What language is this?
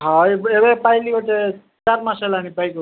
Odia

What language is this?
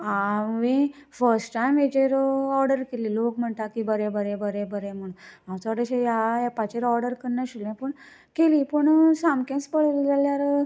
Konkani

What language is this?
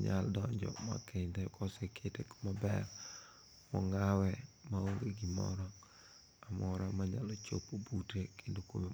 Luo (Kenya and Tanzania)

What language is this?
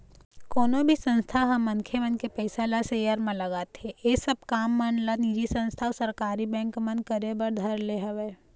Chhattisgarhi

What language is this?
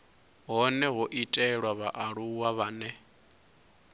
Venda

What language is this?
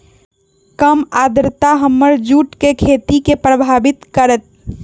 Magahi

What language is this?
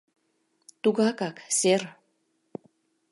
Mari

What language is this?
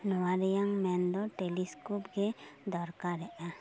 Santali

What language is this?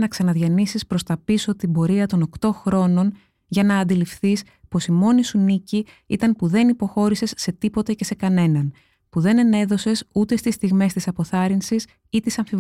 Greek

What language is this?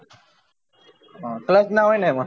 Gujarati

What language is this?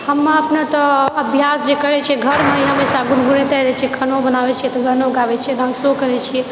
Maithili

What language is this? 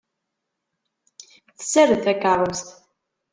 Kabyle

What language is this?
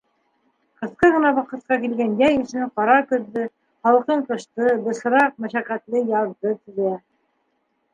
Bashkir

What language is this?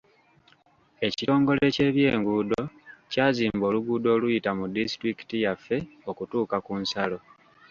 Ganda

